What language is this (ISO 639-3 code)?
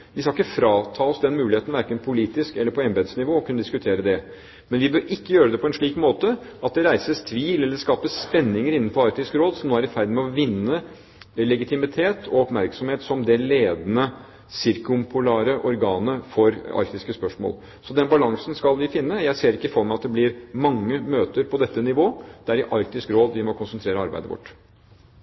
nob